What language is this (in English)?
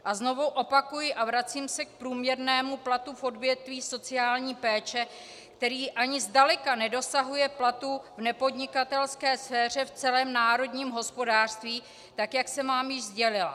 Czech